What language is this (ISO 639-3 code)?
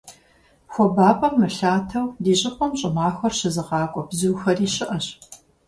kbd